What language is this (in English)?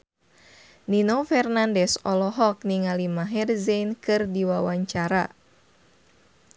Sundanese